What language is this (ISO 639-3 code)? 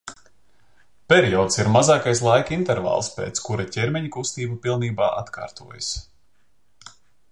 lav